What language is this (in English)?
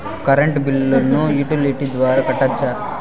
Telugu